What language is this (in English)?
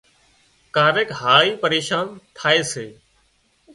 Wadiyara Koli